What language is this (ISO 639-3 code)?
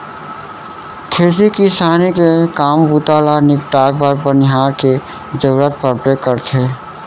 hne